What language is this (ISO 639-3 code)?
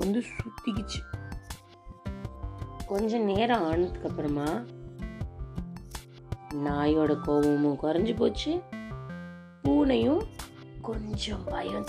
tam